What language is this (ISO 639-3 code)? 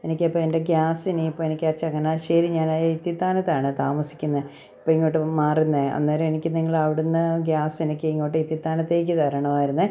mal